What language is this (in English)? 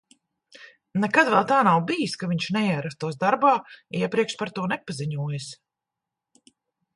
Latvian